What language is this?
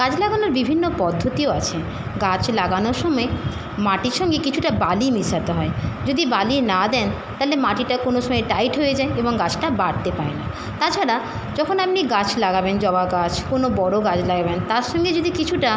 Bangla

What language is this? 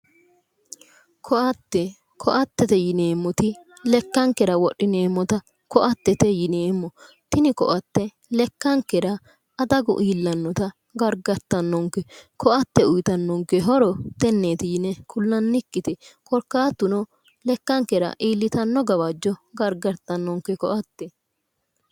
Sidamo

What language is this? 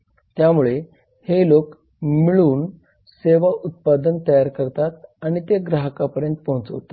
Marathi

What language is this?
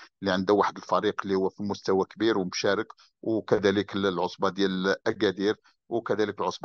Arabic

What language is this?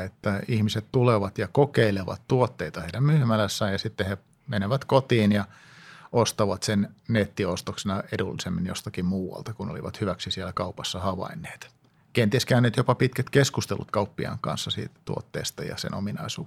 Finnish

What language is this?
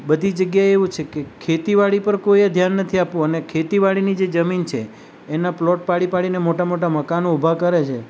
Gujarati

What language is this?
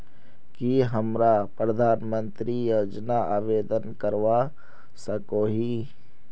Magahi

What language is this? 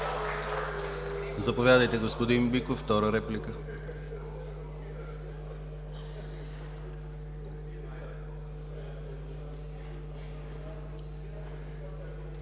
Bulgarian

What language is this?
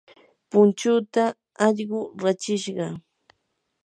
Yanahuanca Pasco Quechua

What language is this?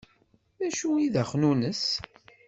Kabyle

